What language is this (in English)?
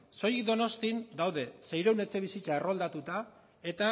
Basque